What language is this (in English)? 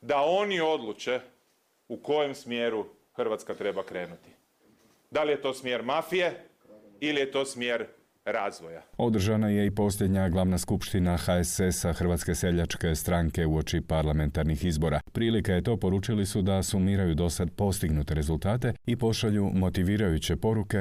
Croatian